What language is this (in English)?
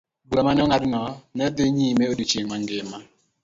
Luo (Kenya and Tanzania)